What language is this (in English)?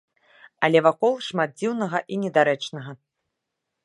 Belarusian